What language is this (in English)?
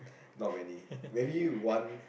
English